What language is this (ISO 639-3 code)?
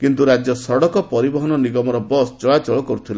ori